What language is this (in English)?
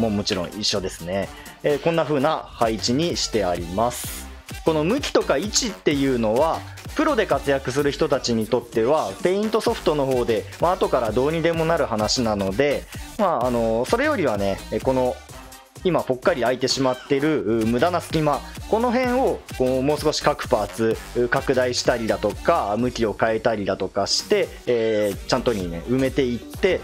Japanese